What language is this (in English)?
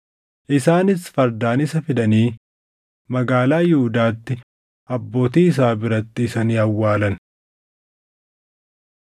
Oromo